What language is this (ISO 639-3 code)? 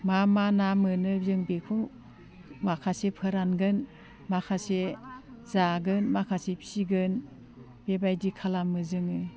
brx